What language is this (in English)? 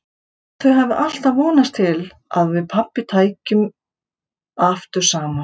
Icelandic